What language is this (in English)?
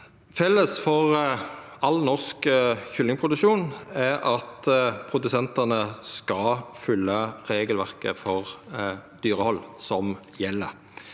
Norwegian